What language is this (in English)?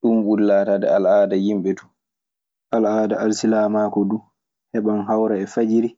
Maasina Fulfulde